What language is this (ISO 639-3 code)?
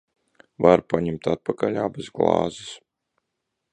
lav